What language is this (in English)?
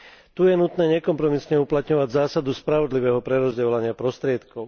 Slovak